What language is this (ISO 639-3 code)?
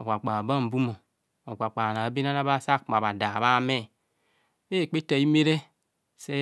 bcs